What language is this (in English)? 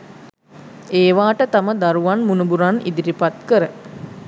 Sinhala